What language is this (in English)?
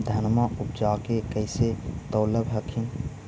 Magahi